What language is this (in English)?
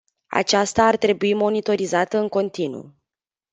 Romanian